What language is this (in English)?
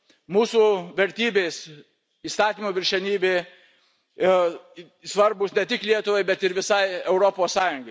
Lithuanian